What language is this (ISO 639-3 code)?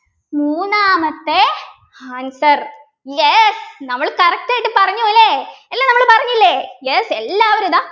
mal